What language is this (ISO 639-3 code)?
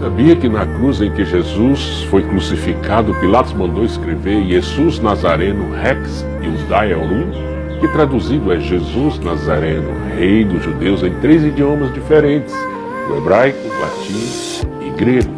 por